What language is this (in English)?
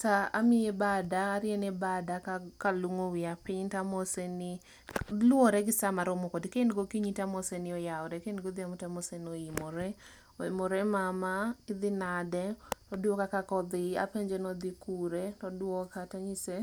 Luo (Kenya and Tanzania)